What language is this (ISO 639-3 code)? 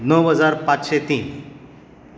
kok